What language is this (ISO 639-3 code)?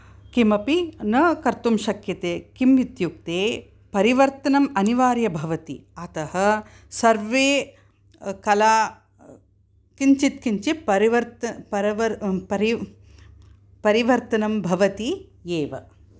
san